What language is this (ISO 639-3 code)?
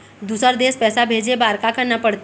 hne